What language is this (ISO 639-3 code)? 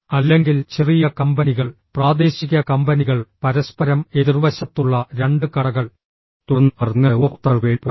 mal